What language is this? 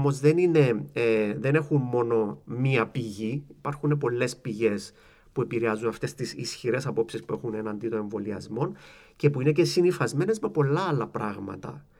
Greek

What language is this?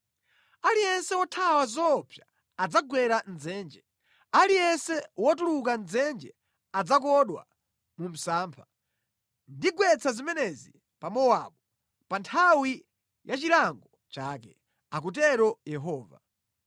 Nyanja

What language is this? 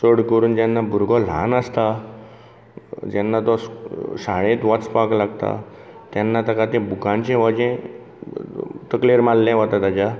Konkani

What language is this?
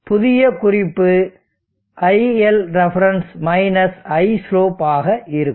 Tamil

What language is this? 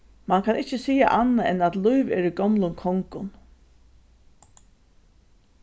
Faroese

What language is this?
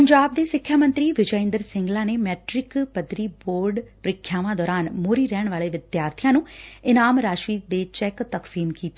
Punjabi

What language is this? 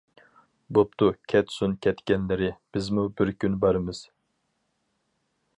Uyghur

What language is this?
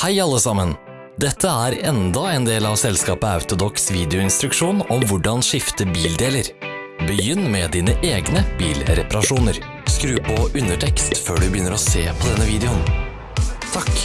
Norwegian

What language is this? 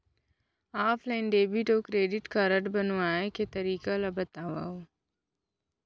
Chhattisgarhi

